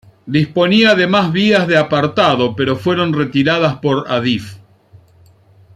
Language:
Spanish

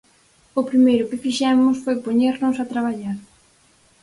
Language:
Galician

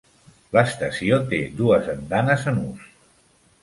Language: Catalan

